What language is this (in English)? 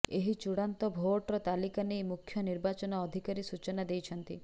Odia